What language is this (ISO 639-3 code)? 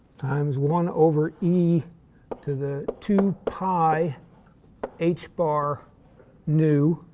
eng